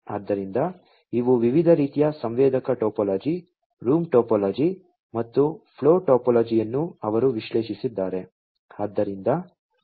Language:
Kannada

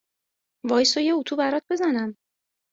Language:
Persian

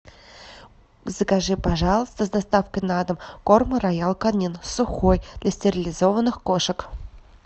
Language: Russian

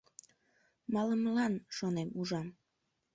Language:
Mari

